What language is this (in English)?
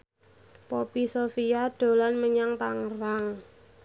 Javanese